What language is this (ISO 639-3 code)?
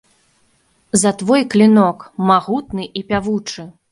bel